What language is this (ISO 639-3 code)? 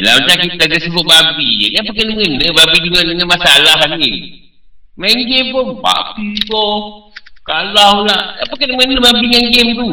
msa